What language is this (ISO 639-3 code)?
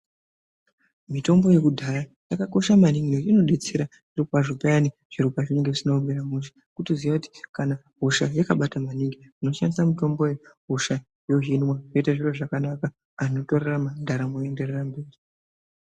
ndc